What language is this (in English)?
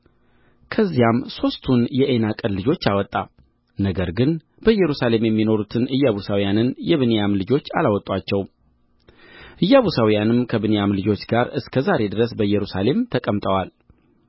Amharic